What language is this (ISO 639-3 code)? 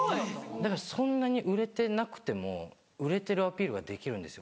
jpn